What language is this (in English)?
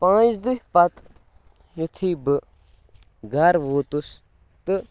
Kashmiri